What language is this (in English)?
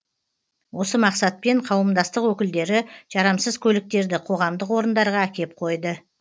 Kazakh